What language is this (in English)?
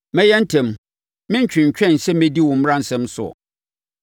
Akan